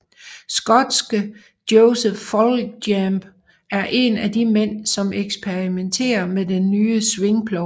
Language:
Danish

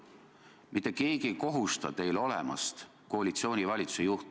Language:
Estonian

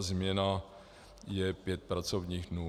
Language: Czech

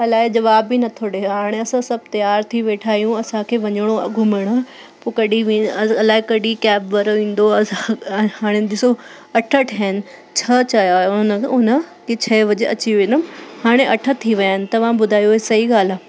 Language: Sindhi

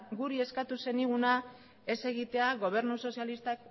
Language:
Basque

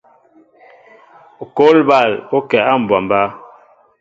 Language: Mbo (Cameroon)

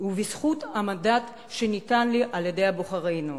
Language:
Hebrew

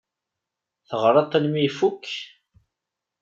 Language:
Kabyle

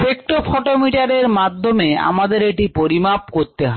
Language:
Bangla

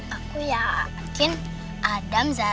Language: Indonesian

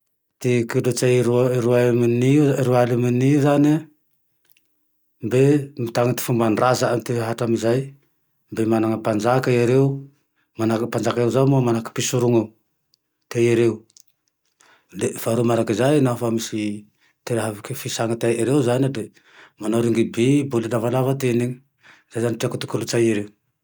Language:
Tandroy-Mahafaly Malagasy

